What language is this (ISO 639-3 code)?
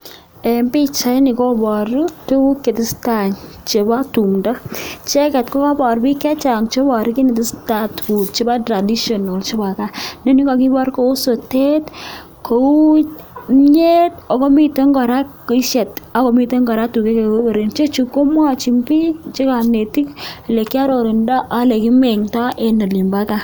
kln